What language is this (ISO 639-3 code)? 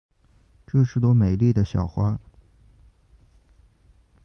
zho